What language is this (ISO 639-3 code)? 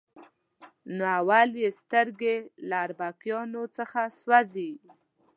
pus